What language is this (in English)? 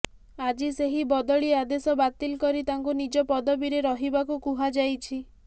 Odia